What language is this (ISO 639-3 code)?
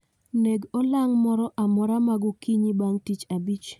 luo